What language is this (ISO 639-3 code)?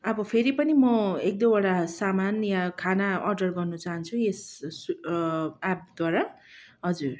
nep